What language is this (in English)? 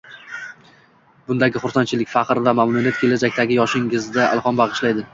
Uzbek